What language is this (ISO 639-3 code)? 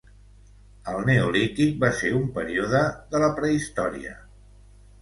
cat